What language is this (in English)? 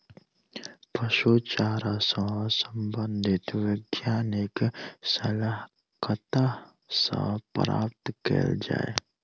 Maithili